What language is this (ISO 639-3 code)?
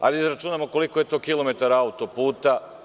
srp